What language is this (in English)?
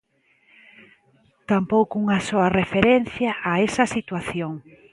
Galician